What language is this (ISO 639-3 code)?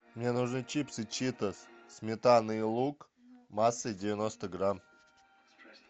rus